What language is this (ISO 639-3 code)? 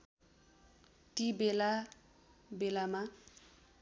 nep